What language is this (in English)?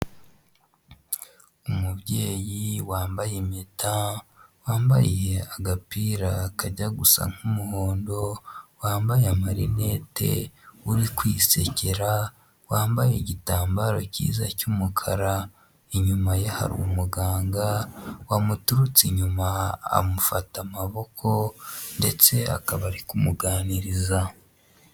Kinyarwanda